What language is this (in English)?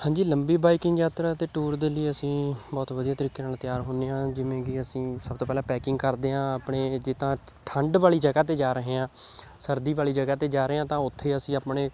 Punjabi